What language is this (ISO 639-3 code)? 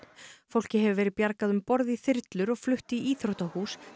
isl